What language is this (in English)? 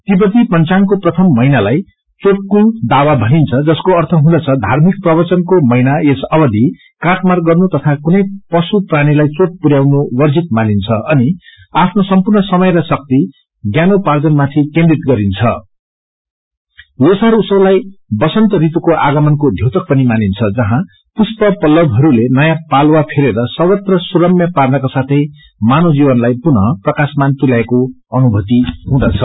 Nepali